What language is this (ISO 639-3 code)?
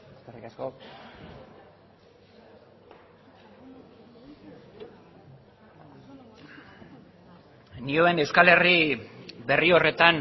eus